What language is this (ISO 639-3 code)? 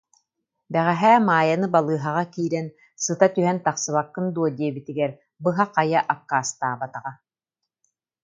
sah